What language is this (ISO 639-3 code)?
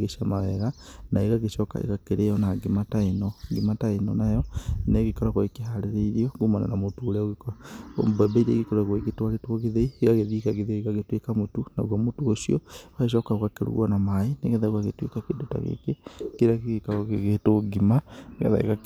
kik